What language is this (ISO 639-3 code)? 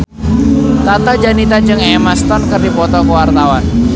sun